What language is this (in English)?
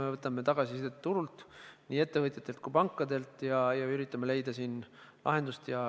Estonian